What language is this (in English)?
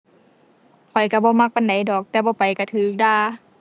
Thai